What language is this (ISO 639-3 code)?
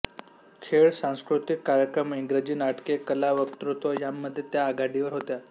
mar